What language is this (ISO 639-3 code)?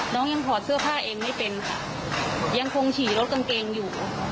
tha